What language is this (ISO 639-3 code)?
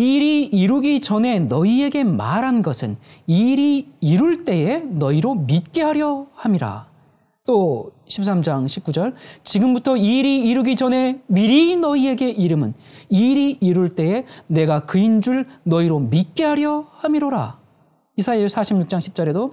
kor